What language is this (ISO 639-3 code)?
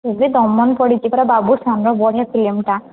ori